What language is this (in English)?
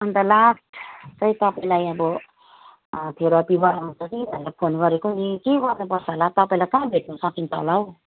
Nepali